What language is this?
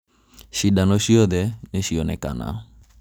Kikuyu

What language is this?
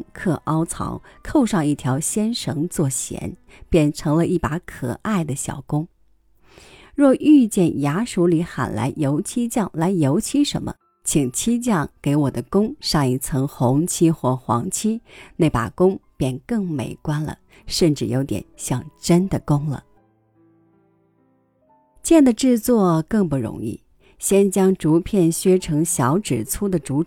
Chinese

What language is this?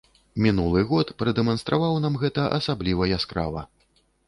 Belarusian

